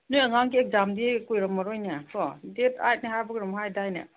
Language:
Manipuri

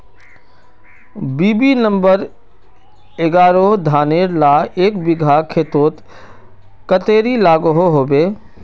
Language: Magahi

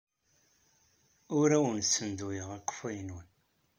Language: Kabyle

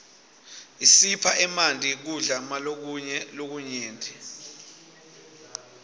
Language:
Swati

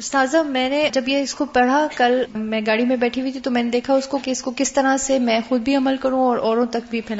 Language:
Urdu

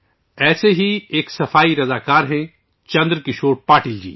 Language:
Urdu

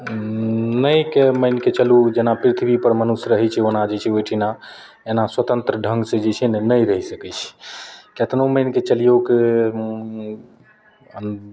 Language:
Maithili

